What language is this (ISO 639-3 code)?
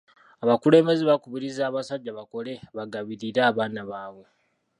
lug